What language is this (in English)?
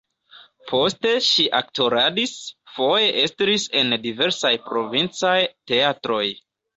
Esperanto